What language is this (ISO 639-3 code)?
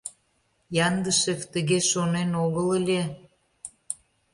chm